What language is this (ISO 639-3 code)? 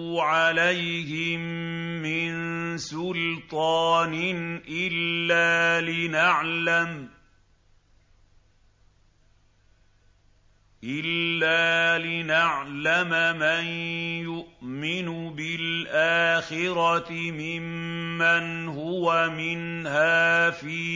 ara